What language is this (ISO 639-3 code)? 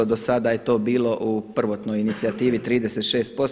hrv